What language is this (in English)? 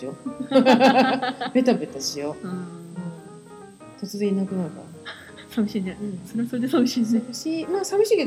Japanese